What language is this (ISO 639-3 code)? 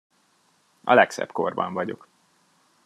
hun